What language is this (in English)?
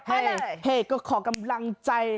Thai